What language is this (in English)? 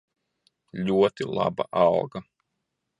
Latvian